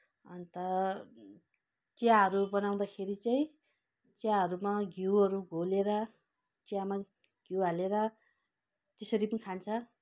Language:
Nepali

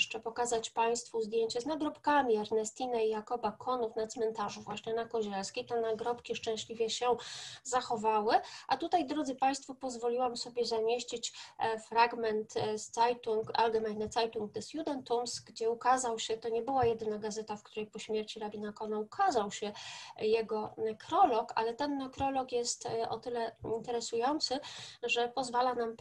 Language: Polish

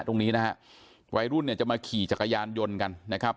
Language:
Thai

